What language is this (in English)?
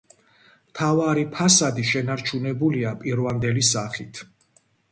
Georgian